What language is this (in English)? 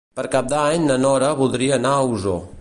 Catalan